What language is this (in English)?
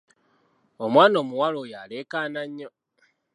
Ganda